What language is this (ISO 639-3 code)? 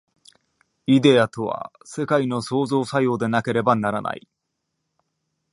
jpn